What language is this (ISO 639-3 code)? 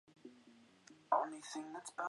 zho